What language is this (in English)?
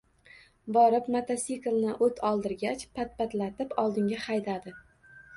Uzbek